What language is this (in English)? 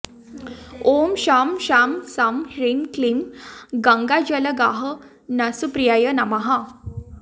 Sanskrit